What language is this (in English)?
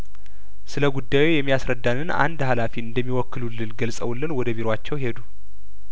Amharic